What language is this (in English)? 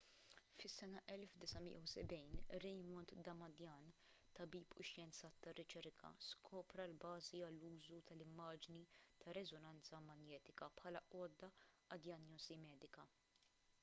Maltese